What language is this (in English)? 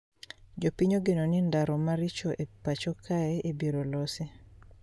Luo (Kenya and Tanzania)